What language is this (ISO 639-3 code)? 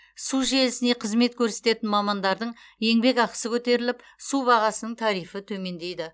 kaz